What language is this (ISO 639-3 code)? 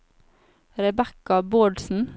nor